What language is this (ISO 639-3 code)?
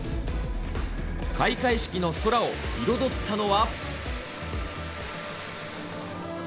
jpn